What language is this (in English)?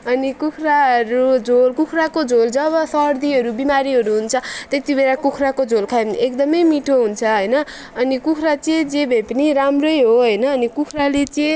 Nepali